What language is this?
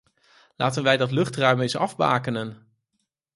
Dutch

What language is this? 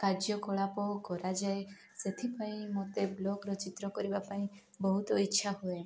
Odia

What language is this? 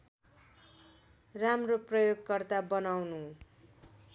Nepali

